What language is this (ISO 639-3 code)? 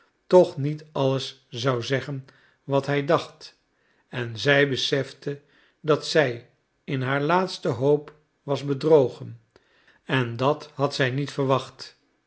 nld